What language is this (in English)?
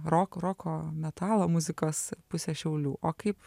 Lithuanian